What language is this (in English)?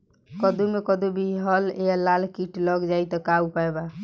Bhojpuri